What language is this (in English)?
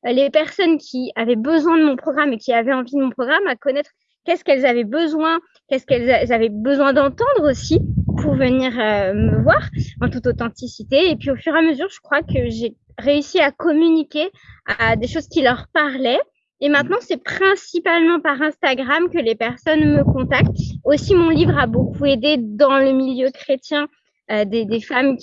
French